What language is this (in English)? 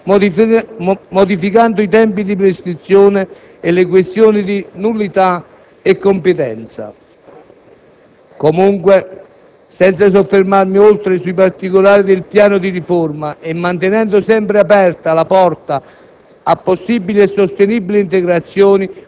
Italian